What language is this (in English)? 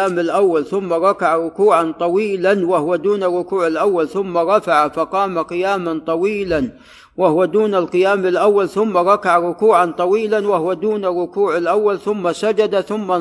Arabic